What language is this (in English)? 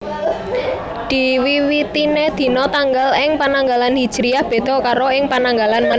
Javanese